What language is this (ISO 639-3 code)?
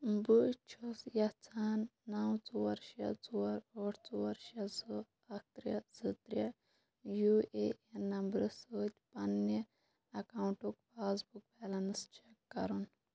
kas